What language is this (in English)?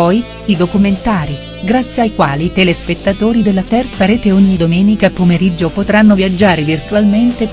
Italian